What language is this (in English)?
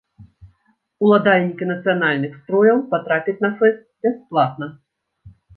Belarusian